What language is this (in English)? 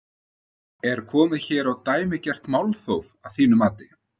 Icelandic